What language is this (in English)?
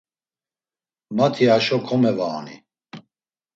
Laz